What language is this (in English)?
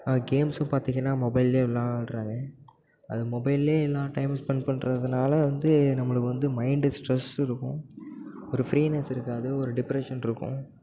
Tamil